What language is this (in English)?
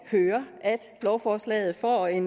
Danish